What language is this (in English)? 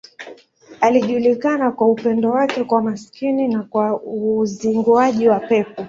Swahili